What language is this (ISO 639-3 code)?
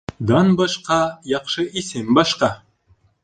bak